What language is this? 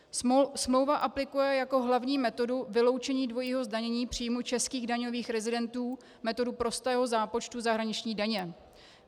Czech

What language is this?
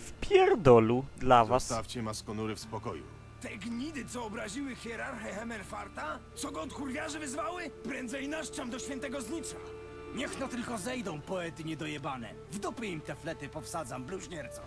Polish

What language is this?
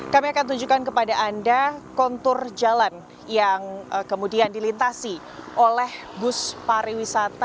Indonesian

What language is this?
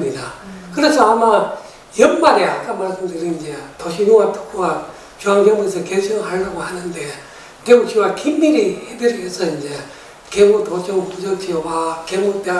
Korean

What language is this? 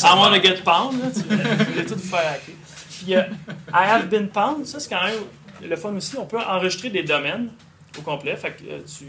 French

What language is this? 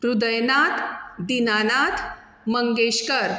Konkani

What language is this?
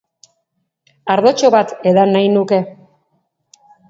Basque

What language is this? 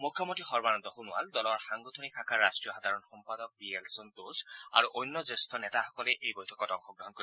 Assamese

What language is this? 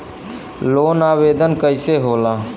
Bhojpuri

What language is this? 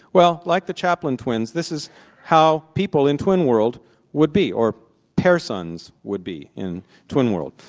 English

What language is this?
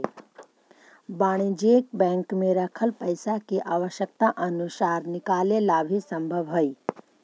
Magahi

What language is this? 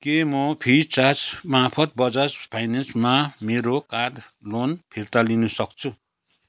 Nepali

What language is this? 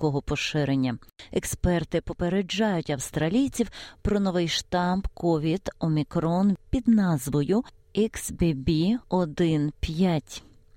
Ukrainian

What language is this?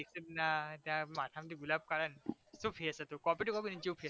Gujarati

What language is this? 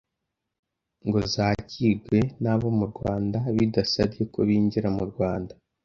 Kinyarwanda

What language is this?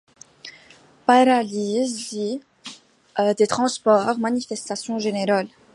French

